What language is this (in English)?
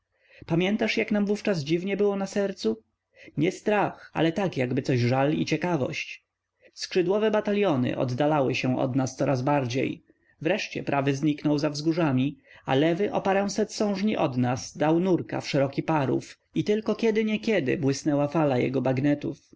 Polish